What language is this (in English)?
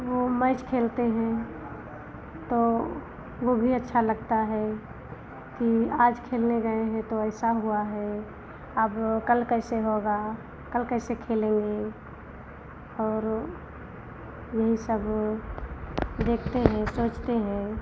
Hindi